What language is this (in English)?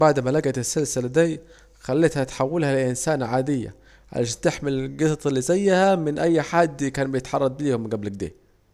Saidi Arabic